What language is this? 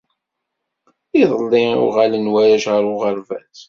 Kabyle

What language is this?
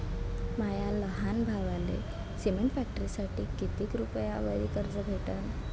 Marathi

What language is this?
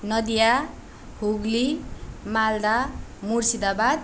Nepali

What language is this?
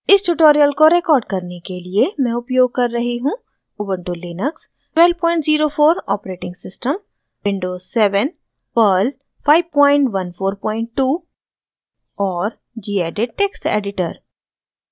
Hindi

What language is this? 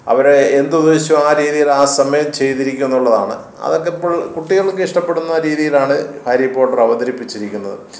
Malayalam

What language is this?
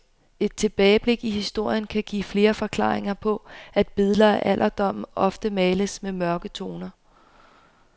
Danish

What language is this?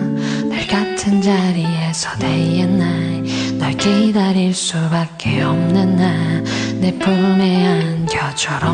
Korean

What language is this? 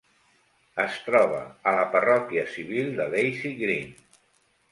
Catalan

